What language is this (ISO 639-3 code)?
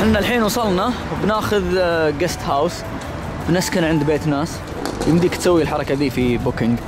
ara